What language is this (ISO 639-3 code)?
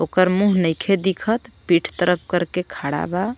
bho